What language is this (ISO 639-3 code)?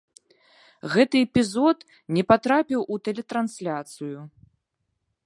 bel